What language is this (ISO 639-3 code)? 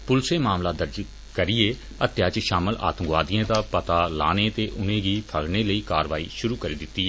doi